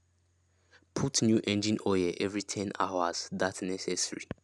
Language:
Nigerian Pidgin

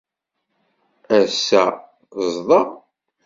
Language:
Kabyle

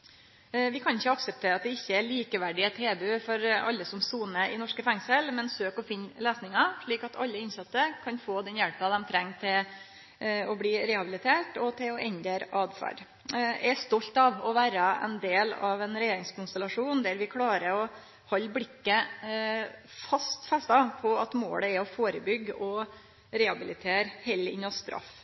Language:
Norwegian Nynorsk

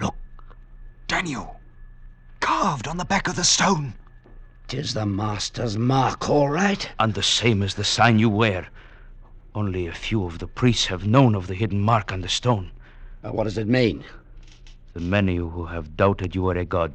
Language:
English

